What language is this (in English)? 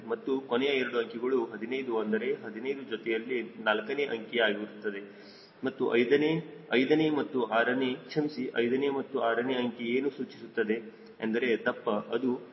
Kannada